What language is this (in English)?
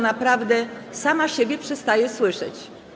Polish